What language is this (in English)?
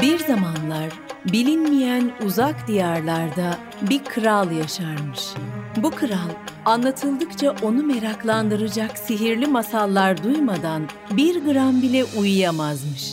Turkish